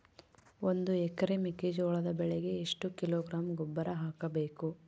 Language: Kannada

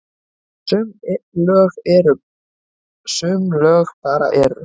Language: Icelandic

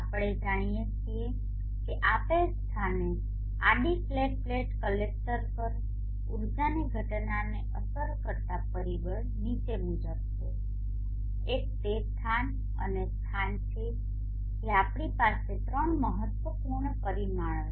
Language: Gujarati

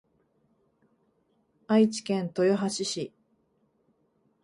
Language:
Japanese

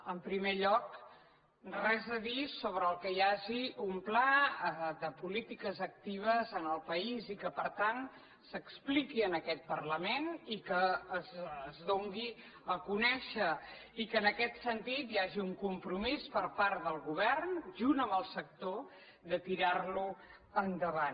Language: Catalan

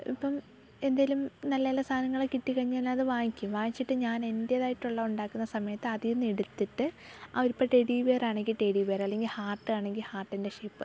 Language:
Malayalam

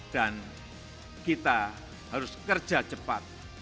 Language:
Indonesian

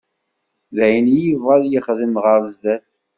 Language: Kabyle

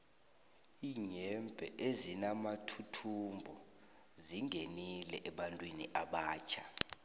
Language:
South Ndebele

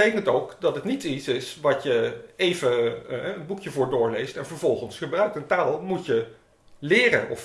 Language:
Dutch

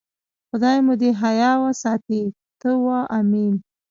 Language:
Pashto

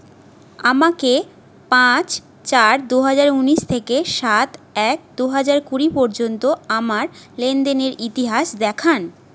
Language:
Bangla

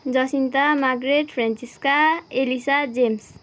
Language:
Nepali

